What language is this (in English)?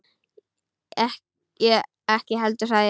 Icelandic